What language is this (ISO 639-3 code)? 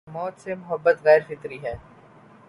urd